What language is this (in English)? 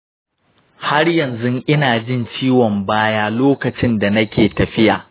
Hausa